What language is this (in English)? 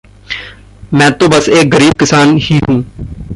Hindi